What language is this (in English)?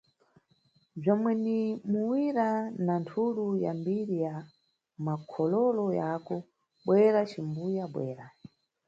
Nyungwe